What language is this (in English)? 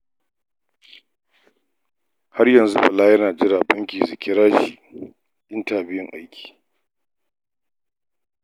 Hausa